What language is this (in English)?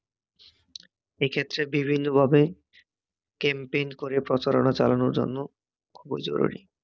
Bangla